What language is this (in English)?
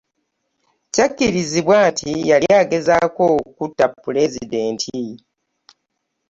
Ganda